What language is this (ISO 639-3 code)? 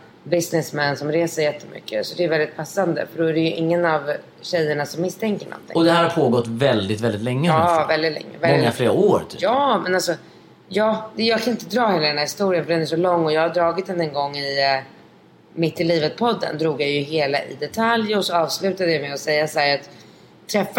swe